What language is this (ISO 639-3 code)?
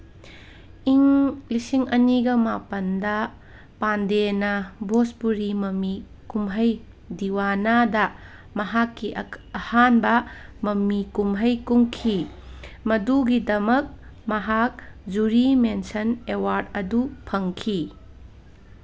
mni